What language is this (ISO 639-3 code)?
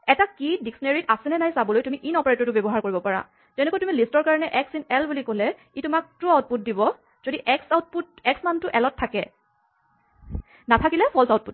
asm